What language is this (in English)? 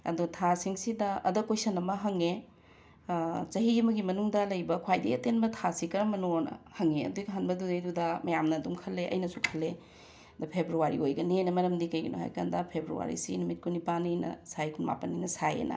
Manipuri